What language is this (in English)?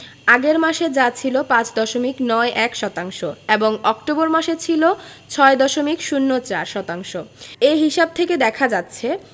Bangla